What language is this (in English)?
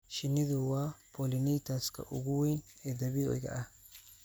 Somali